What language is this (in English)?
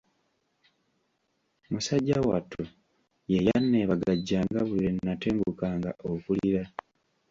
Ganda